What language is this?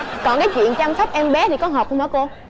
Vietnamese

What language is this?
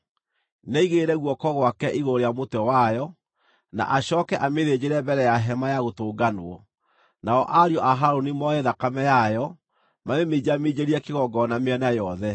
Kikuyu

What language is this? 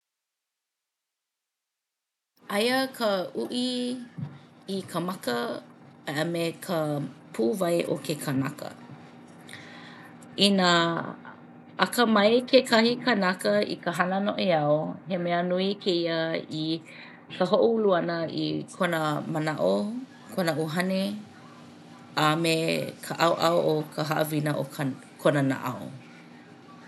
Hawaiian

